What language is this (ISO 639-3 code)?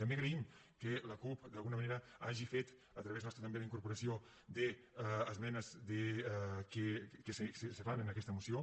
cat